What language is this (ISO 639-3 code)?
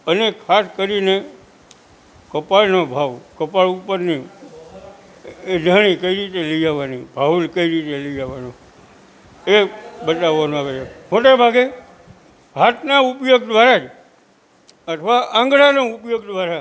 guj